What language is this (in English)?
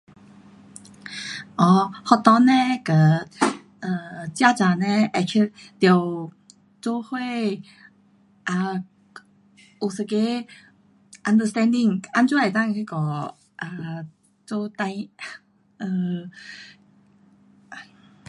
Pu-Xian Chinese